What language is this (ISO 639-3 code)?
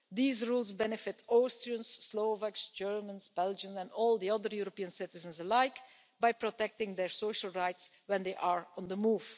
eng